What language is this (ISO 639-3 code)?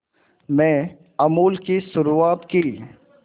hin